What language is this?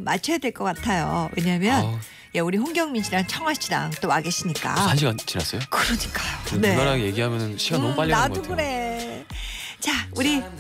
Korean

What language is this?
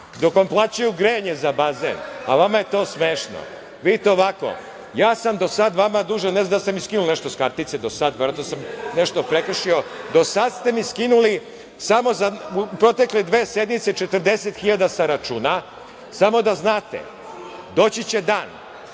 Serbian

